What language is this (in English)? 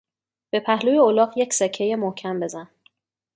Persian